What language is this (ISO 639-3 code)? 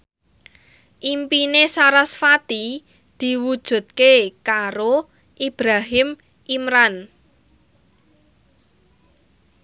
jav